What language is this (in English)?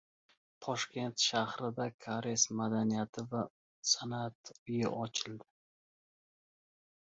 Uzbek